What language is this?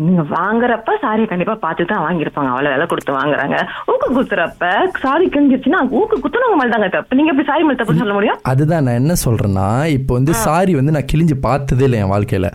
Tamil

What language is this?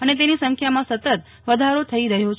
Gujarati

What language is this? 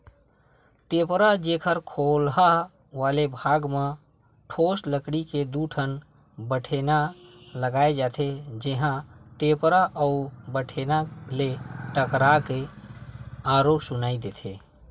Chhattisgarhi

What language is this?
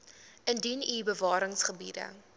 Afrikaans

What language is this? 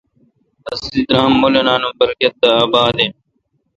Kalkoti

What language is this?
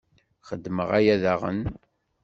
Kabyle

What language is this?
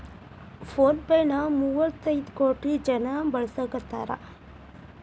Kannada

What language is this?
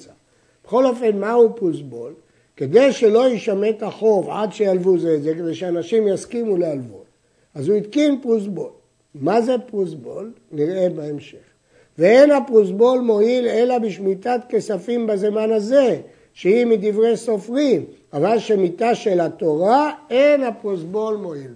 Hebrew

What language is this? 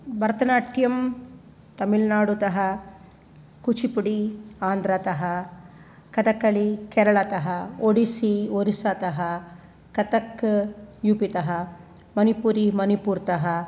Sanskrit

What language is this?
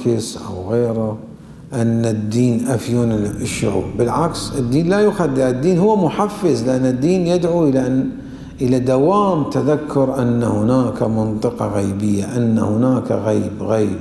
Arabic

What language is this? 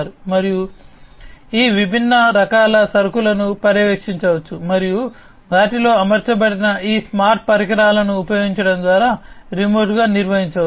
Telugu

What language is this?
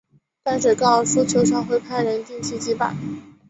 Chinese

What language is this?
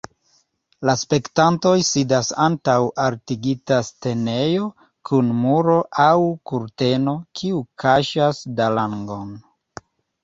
Esperanto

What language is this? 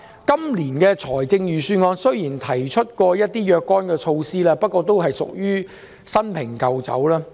Cantonese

